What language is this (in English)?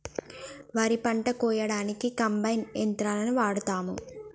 Telugu